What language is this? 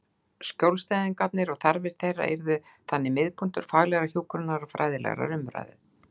Icelandic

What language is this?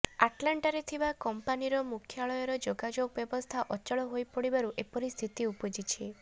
Odia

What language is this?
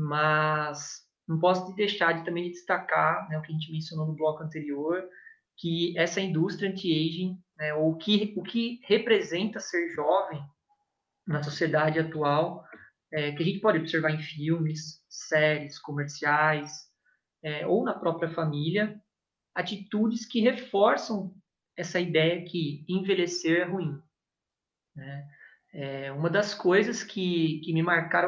Portuguese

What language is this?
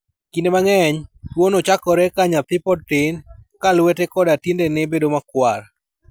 Luo (Kenya and Tanzania)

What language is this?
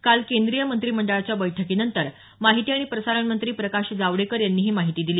Marathi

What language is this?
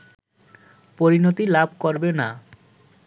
Bangla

